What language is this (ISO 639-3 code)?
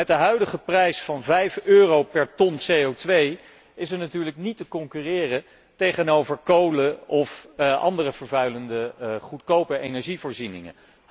nld